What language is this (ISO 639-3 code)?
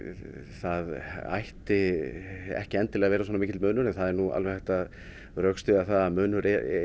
isl